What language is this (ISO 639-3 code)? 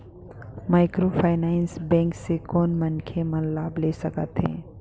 hne